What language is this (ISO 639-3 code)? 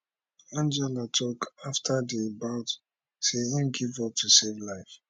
pcm